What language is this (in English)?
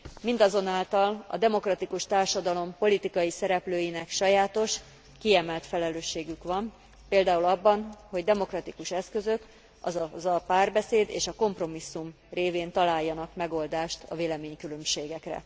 Hungarian